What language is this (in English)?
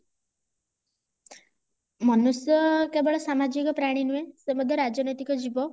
Odia